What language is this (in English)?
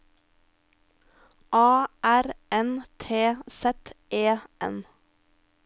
Norwegian